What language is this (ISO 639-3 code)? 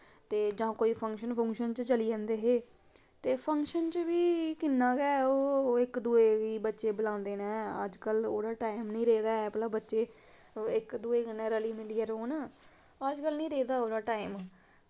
doi